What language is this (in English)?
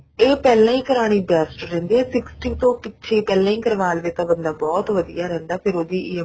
Punjabi